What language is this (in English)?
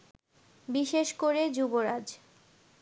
Bangla